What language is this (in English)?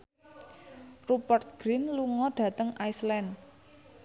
Javanese